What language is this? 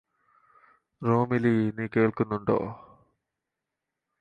Malayalam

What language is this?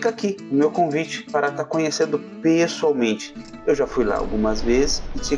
Portuguese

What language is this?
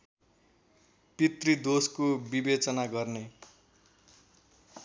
Nepali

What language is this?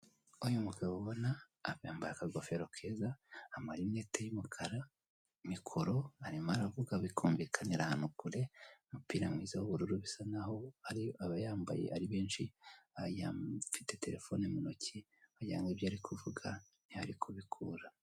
Kinyarwanda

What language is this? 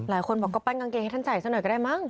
Thai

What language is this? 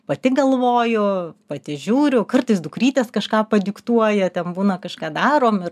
Lithuanian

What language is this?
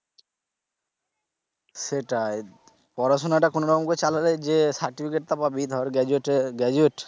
Bangla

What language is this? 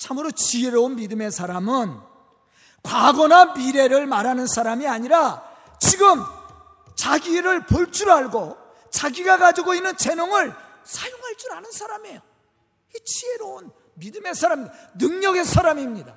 Korean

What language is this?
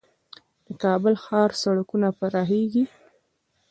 Pashto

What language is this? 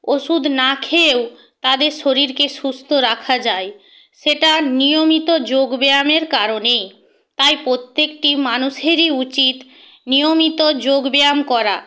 Bangla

